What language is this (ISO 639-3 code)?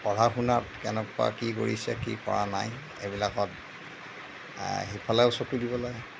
asm